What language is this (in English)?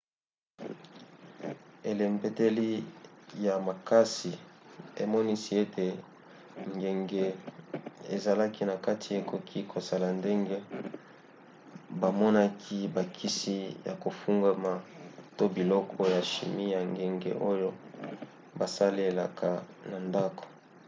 Lingala